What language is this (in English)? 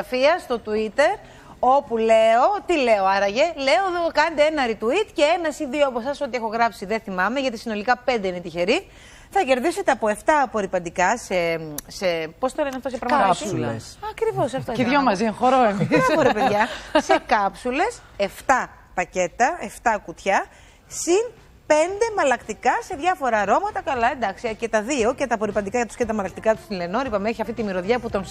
Greek